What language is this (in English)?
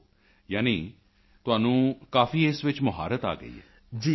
Punjabi